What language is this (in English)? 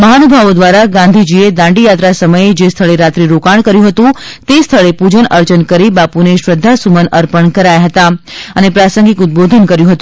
Gujarati